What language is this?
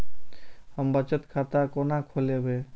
Maithili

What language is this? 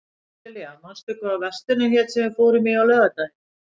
Icelandic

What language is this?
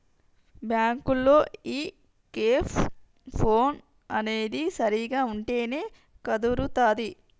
Telugu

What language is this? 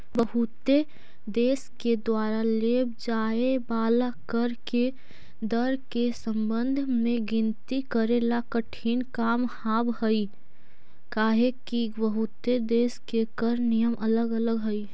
Magahi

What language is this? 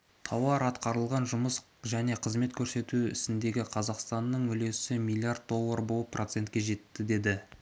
Kazakh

